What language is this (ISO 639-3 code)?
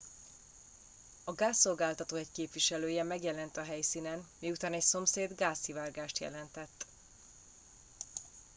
hun